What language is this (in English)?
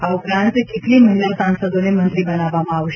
Gujarati